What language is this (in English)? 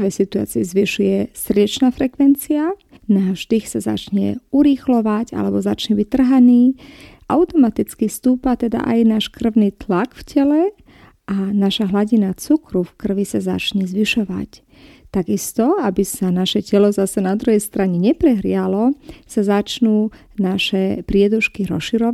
Slovak